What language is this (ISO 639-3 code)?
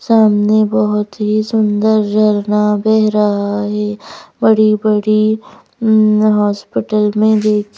hin